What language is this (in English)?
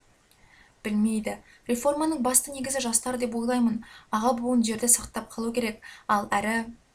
Kazakh